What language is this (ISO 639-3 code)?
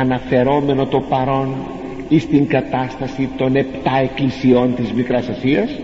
ell